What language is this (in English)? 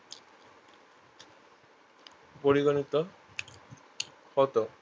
Bangla